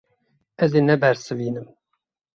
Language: Kurdish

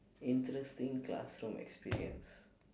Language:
English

